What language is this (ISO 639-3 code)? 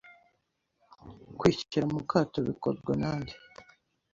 kin